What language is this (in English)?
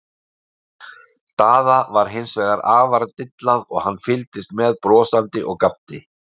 Icelandic